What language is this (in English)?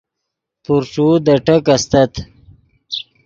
Yidgha